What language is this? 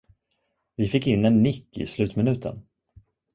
Swedish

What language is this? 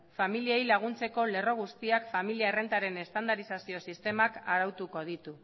Basque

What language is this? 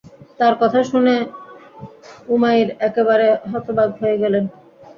Bangla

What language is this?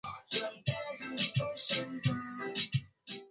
Swahili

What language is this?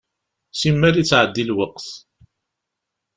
Kabyle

